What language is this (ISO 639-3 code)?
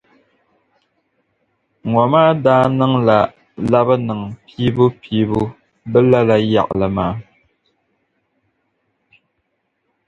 dag